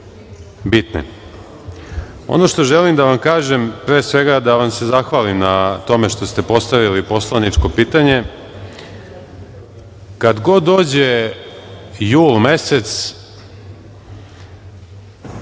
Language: Serbian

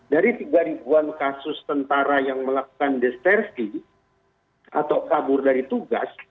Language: Indonesian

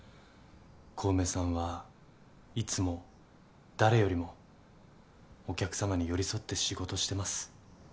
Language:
Japanese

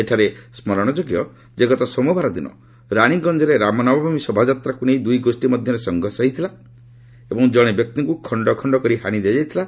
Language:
Odia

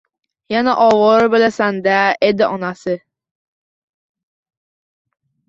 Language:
Uzbek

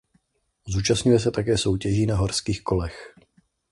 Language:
Czech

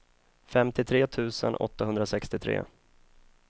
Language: Swedish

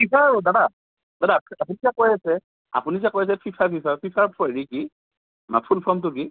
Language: Assamese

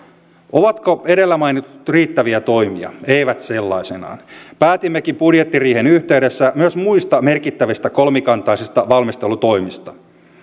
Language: Finnish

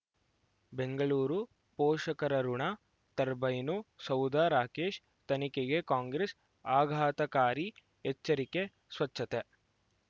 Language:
Kannada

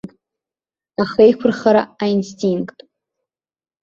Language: Abkhazian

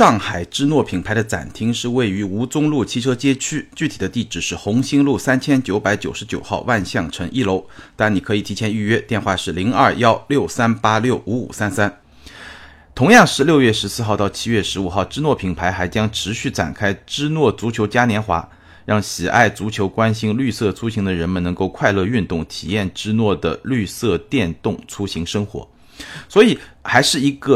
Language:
Chinese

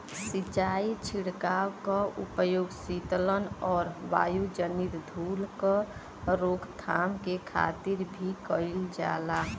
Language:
Bhojpuri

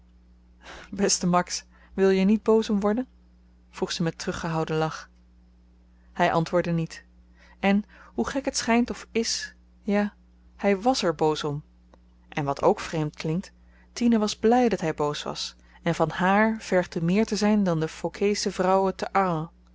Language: Dutch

